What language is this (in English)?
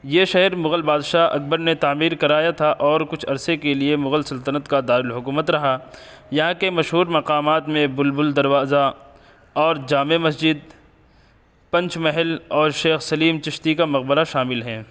Urdu